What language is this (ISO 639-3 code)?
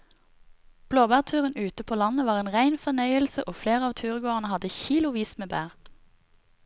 nor